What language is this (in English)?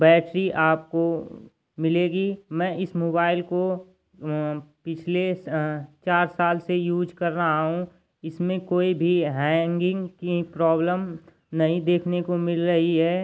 Hindi